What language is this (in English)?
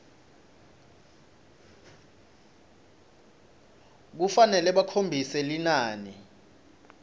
Swati